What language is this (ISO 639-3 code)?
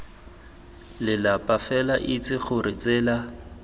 tsn